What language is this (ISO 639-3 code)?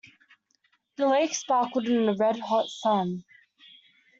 eng